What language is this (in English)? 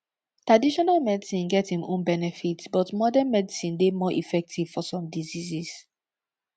Nigerian Pidgin